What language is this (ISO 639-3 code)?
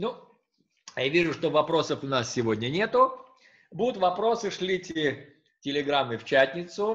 rus